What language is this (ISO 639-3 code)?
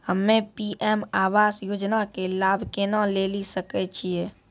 mai